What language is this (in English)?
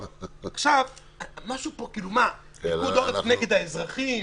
Hebrew